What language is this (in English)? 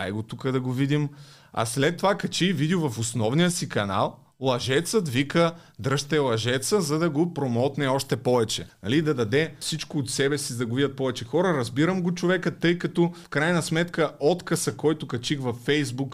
Bulgarian